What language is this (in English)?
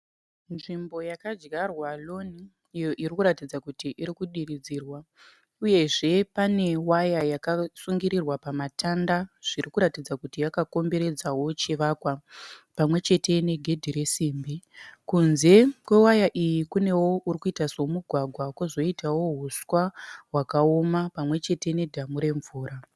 Shona